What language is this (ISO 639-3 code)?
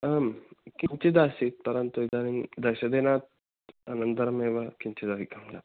san